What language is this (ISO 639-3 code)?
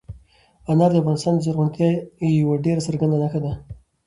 pus